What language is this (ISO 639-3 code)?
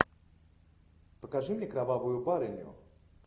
rus